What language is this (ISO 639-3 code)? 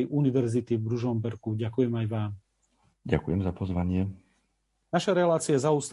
slk